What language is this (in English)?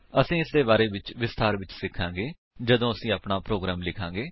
Punjabi